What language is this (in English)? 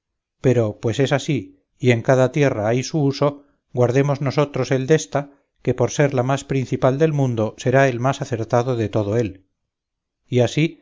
Spanish